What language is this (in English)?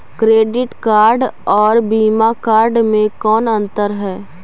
Magahi